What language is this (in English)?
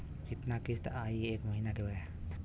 Bhojpuri